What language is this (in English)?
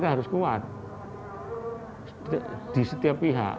Indonesian